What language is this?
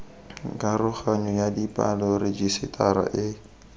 Tswana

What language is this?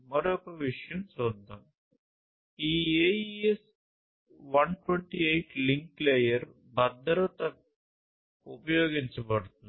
Telugu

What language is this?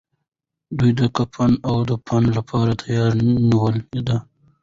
Pashto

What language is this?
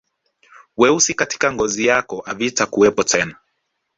Swahili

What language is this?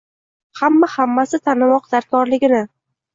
Uzbek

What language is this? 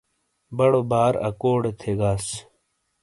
Shina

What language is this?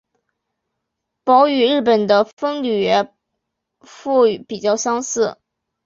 Chinese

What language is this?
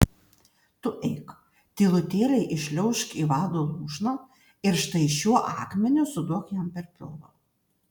Lithuanian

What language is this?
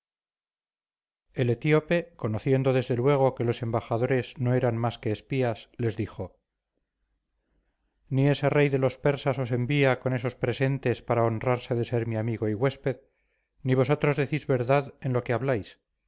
Spanish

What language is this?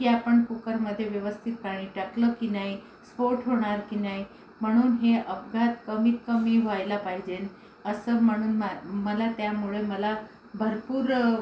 Marathi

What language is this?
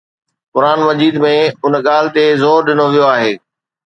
Sindhi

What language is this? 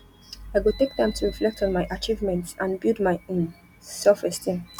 Nigerian Pidgin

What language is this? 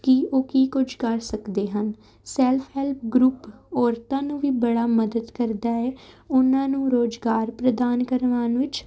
Punjabi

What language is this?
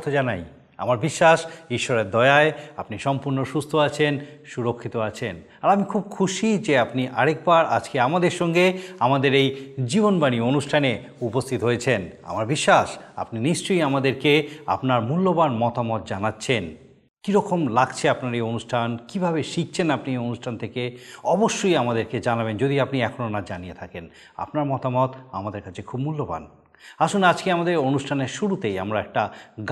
Bangla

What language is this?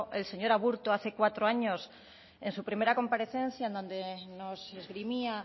Spanish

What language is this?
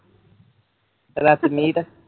Punjabi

